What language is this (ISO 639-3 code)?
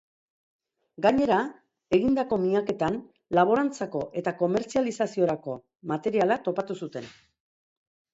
eus